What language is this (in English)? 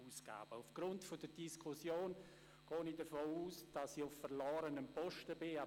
Swiss German